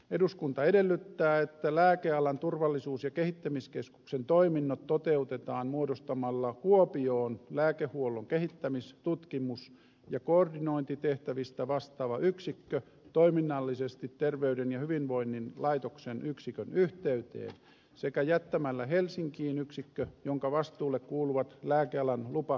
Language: Finnish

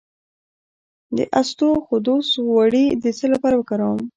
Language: Pashto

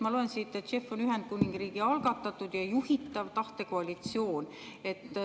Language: Estonian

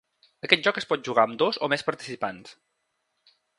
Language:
Catalan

